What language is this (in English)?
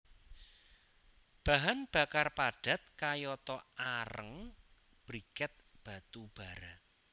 Javanese